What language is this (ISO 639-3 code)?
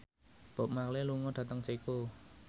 jav